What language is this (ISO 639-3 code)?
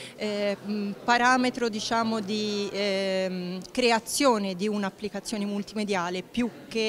ita